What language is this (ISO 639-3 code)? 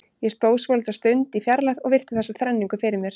isl